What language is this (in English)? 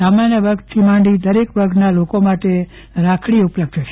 Gujarati